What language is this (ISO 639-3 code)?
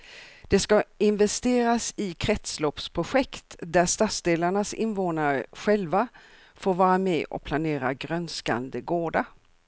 swe